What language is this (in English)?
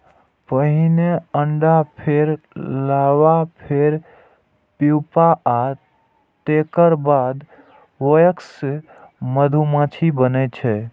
Maithili